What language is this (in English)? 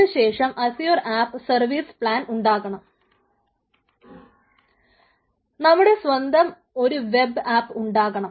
Malayalam